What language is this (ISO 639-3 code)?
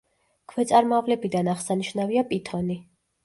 kat